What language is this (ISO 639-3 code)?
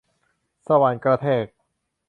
tha